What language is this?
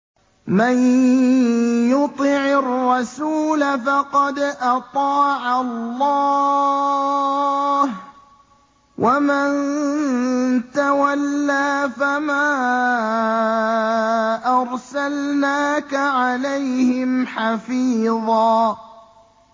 Arabic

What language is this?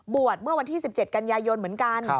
Thai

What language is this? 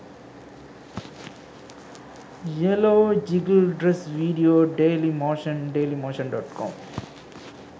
Sinhala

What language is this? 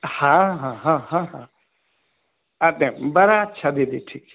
Maithili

